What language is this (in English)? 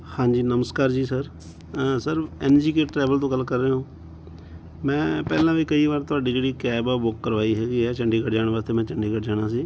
Punjabi